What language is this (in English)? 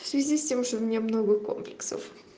Russian